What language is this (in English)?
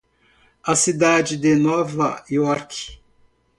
Portuguese